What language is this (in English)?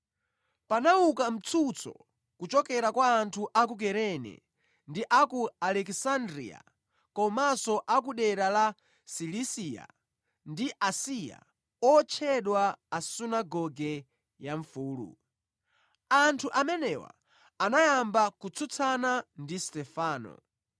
Nyanja